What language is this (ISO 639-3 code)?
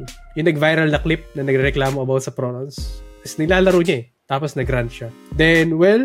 fil